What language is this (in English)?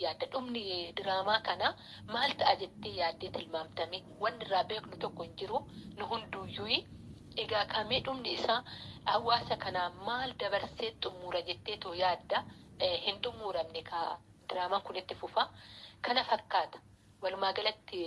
Oromo